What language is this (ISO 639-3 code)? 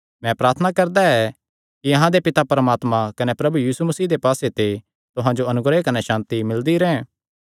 xnr